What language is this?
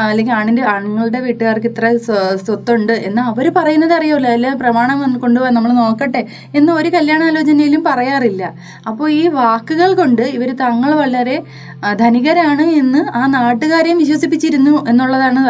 Malayalam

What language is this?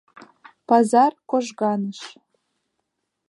Mari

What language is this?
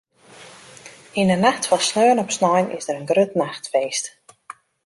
Western Frisian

